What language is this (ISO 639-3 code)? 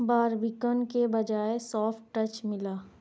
urd